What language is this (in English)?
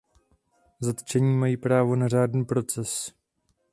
Czech